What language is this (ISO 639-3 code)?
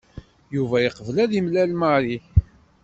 kab